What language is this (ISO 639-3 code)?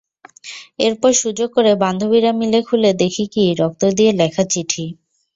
ben